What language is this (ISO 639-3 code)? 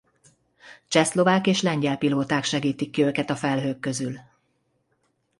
hun